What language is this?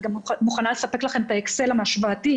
Hebrew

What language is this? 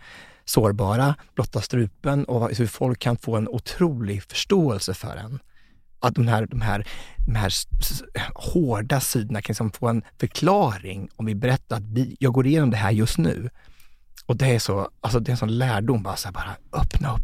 Swedish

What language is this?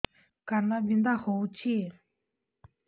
Odia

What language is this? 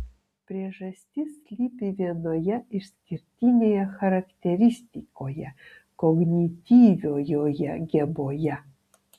Lithuanian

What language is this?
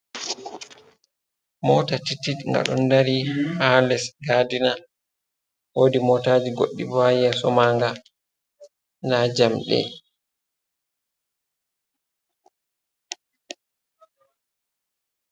Fula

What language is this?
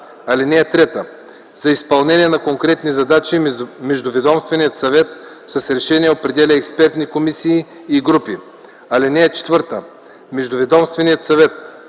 Bulgarian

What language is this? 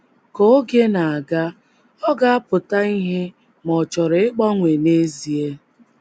Igbo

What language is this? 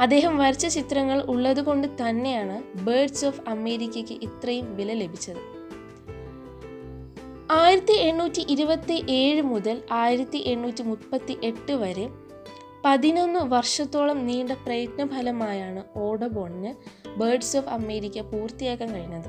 Malayalam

